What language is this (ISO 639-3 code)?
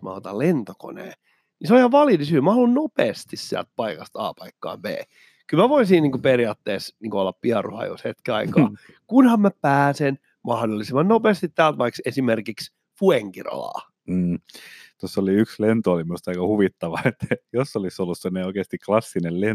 fin